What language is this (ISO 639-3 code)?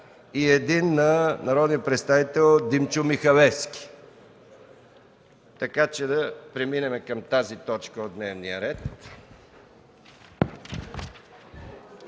bul